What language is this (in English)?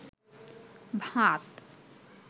Bangla